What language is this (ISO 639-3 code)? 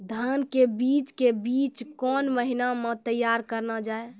mai